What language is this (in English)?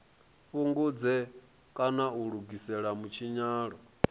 Venda